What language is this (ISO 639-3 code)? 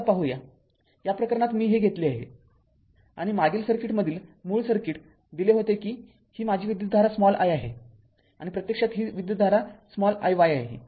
mar